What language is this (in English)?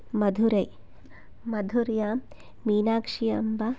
Sanskrit